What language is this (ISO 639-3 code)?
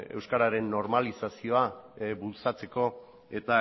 eus